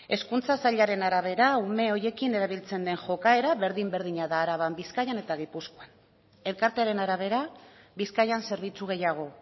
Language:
Basque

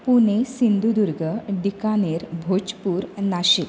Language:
Konkani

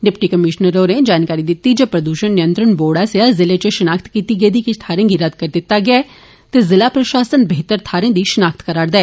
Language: Dogri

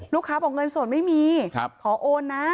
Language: Thai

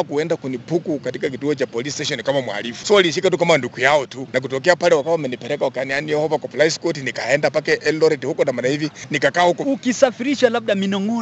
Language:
Swahili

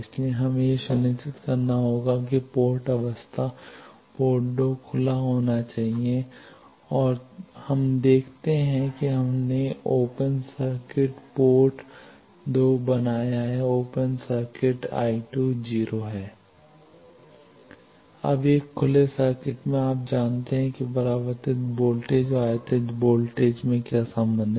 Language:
Hindi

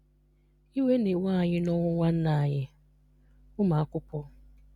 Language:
Igbo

